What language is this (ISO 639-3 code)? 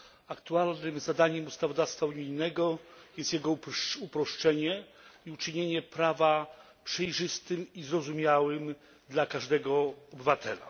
pol